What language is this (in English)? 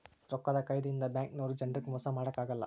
Kannada